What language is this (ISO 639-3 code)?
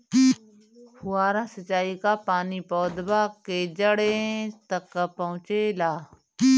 bho